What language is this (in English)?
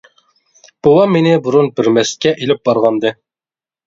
Uyghur